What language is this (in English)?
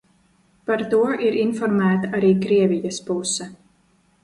Latvian